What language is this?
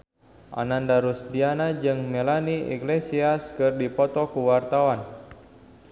Sundanese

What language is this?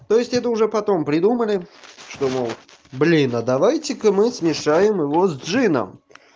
Russian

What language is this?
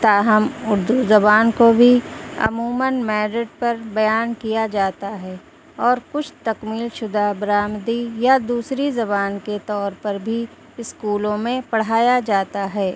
Urdu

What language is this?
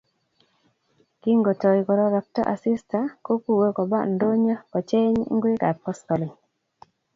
Kalenjin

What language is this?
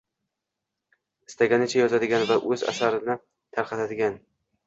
Uzbek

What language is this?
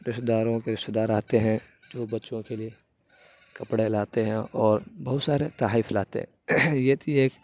Urdu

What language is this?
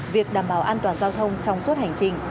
Vietnamese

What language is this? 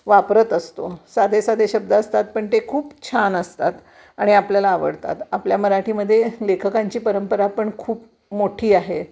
Marathi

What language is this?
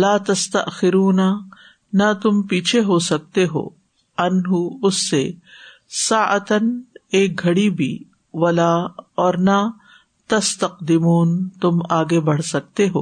Urdu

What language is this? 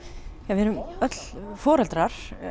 Icelandic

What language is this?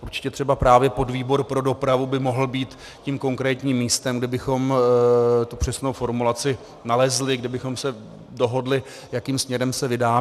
Czech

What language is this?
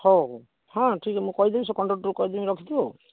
Odia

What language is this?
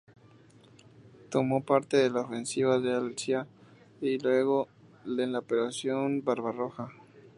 Spanish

